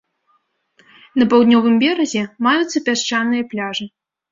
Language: Belarusian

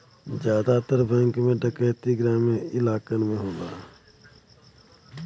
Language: Bhojpuri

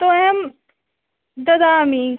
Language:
Sanskrit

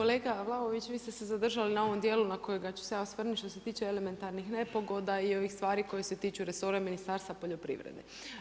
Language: Croatian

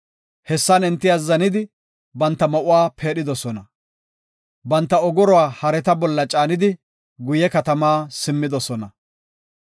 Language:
Gofa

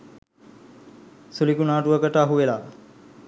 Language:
Sinhala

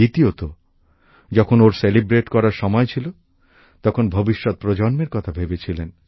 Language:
Bangla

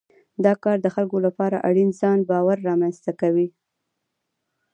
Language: Pashto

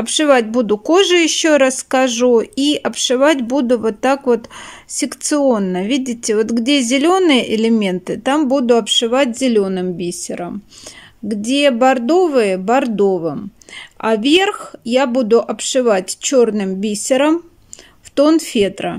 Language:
Russian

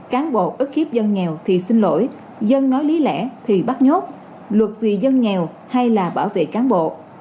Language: Vietnamese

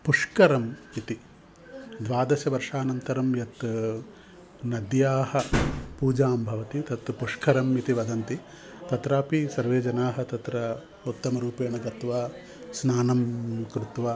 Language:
Sanskrit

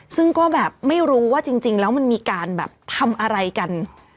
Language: Thai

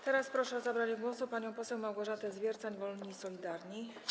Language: Polish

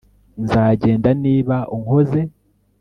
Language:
Kinyarwanda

